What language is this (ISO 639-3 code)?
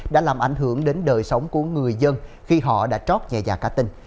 vie